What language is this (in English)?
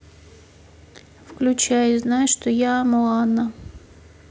Russian